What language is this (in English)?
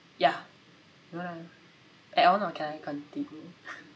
English